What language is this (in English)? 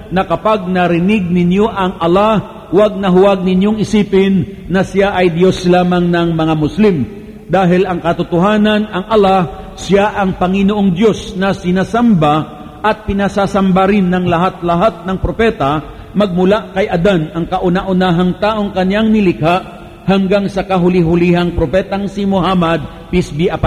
Filipino